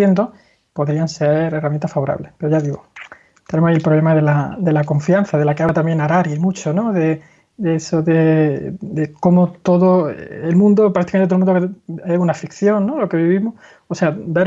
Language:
Spanish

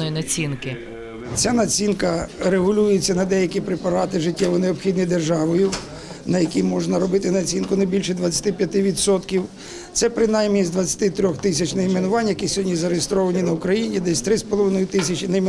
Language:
Ukrainian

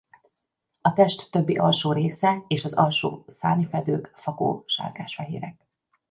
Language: Hungarian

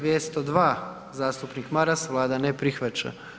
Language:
Croatian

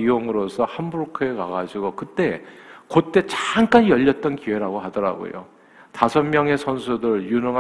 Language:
Korean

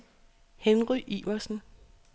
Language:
Danish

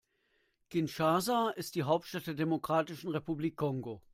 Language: German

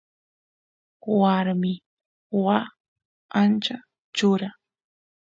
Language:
Santiago del Estero Quichua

